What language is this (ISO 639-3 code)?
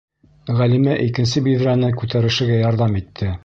bak